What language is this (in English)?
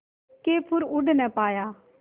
Hindi